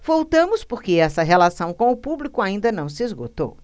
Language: Portuguese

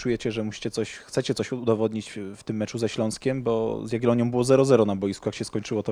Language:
Polish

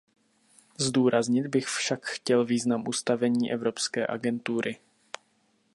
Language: Czech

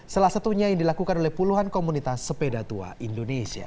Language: Indonesian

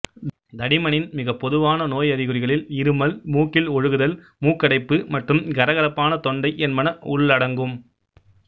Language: Tamil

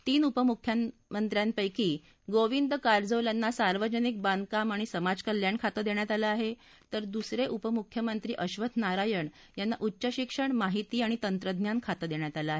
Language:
Marathi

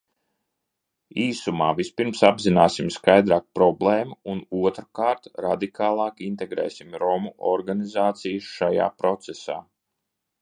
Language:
Latvian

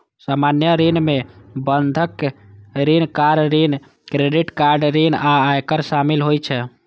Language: Maithili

